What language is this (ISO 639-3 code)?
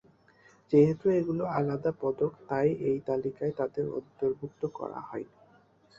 ben